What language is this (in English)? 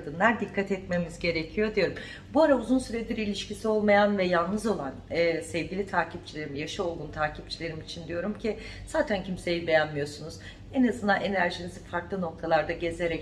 Turkish